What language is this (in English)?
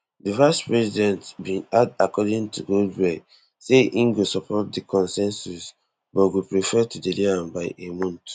Nigerian Pidgin